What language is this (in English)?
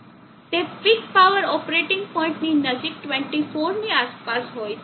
Gujarati